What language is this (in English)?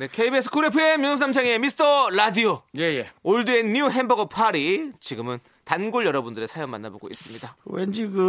Korean